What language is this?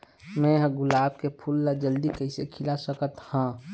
Chhattisgarhi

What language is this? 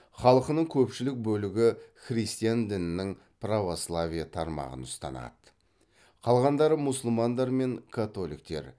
Kazakh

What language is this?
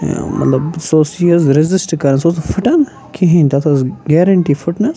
Kashmiri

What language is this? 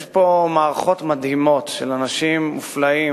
Hebrew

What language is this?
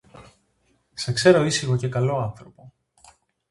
Greek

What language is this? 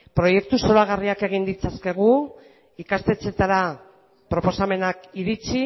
Basque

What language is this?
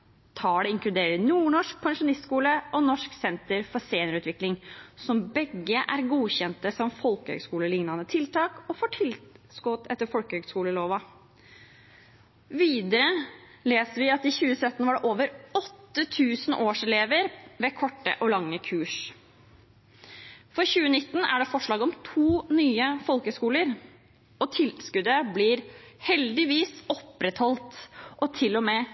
Norwegian Bokmål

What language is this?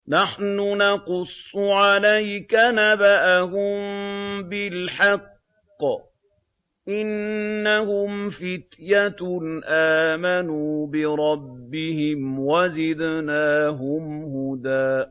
Arabic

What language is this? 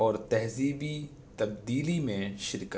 Urdu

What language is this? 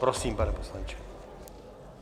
Czech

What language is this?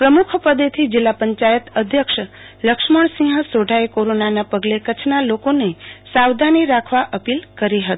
Gujarati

